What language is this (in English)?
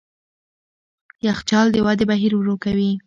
Pashto